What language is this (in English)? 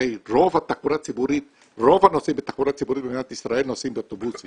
Hebrew